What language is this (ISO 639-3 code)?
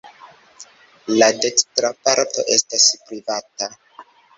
epo